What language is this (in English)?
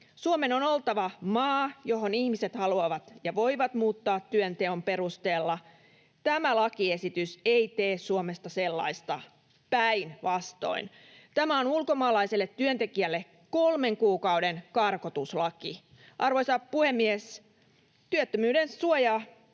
Finnish